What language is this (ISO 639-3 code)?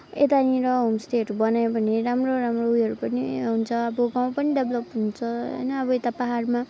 nep